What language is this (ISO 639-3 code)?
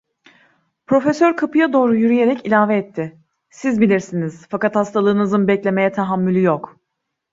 tur